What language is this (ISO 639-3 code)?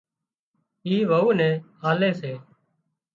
kxp